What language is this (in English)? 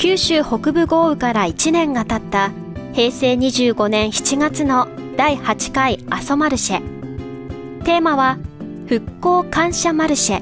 Japanese